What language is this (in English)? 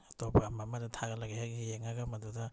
Manipuri